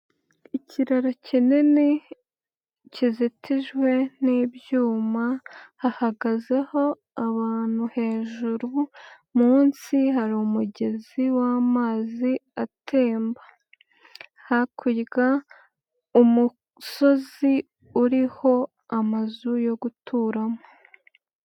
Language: Kinyarwanda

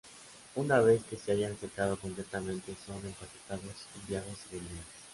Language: Spanish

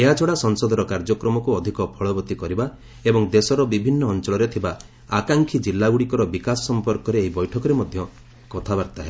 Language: Odia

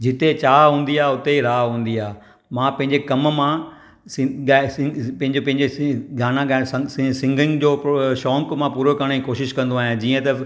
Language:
Sindhi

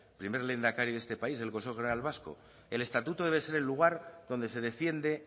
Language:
Spanish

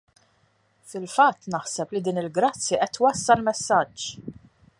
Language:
Maltese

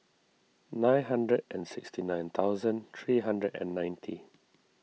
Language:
English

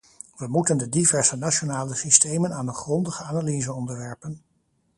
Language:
Dutch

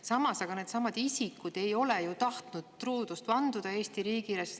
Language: Estonian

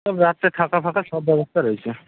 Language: Bangla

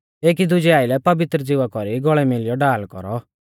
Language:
Mahasu Pahari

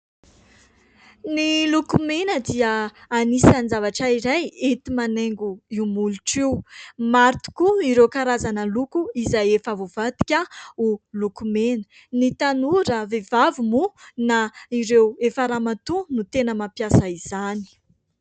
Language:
Malagasy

